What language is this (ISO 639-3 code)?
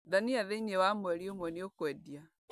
kik